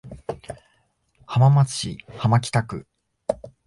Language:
Japanese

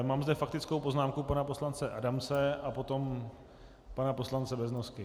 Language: Czech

